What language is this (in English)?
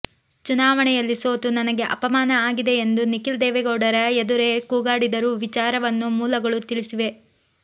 Kannada